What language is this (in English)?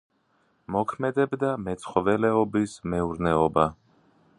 Georgian